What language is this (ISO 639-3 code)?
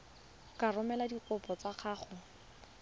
tsn